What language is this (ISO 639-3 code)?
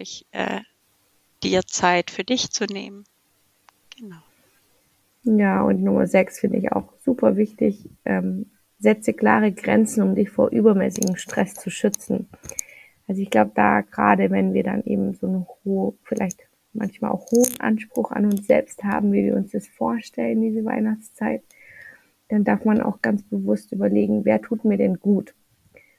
deu